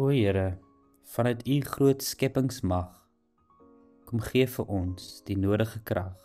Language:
Dutch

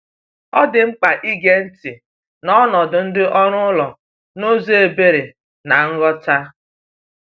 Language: Igbo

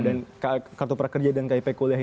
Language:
Indonesian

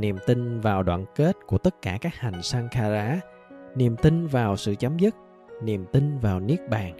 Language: Vietnamese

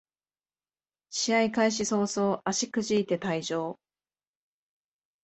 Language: Japanese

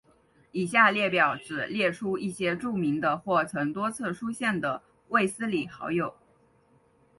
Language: Chinese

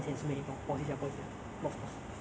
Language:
English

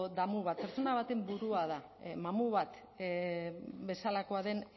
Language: Basque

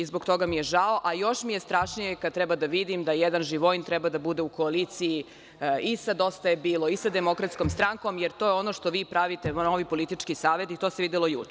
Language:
Serbian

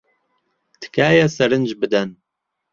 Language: Central Kurdish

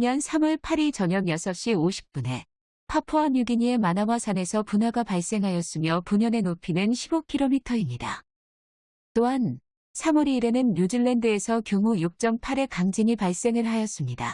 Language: Korean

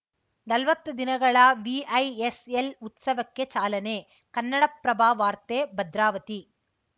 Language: Kannada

